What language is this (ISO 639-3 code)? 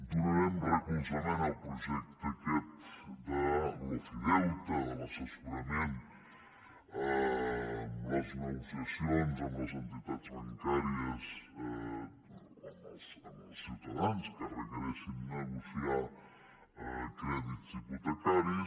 cat